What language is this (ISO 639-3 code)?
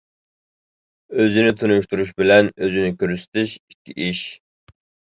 uig